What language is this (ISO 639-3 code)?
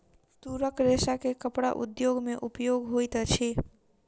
mai